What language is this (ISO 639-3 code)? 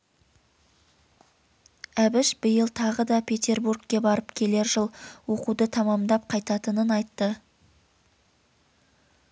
kaz